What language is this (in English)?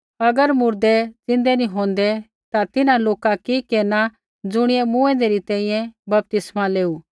Kullu Pahari